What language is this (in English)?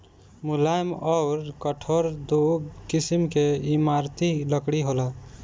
Bhojpuri